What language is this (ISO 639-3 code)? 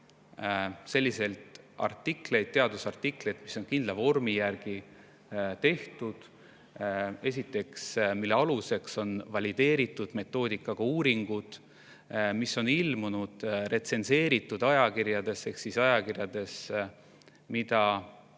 est